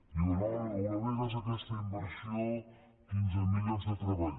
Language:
Catalan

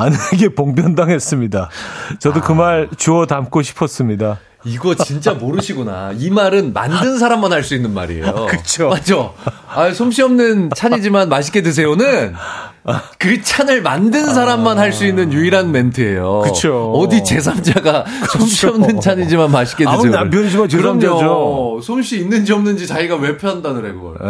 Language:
Korean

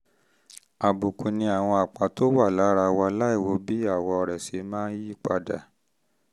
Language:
Yoruba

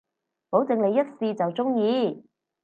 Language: Cantonese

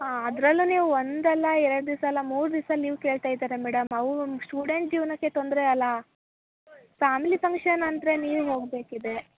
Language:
Kannada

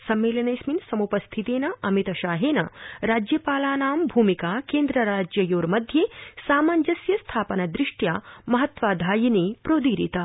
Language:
Sanskrit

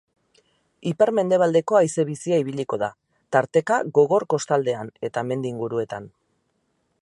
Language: Basque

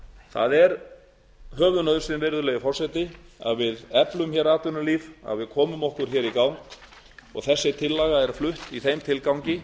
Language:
Icelandic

